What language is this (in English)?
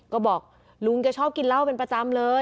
Thai